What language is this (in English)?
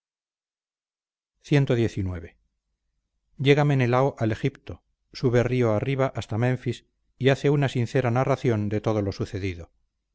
Spanish